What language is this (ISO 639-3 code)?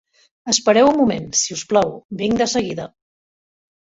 cat